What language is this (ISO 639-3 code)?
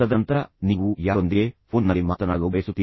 kan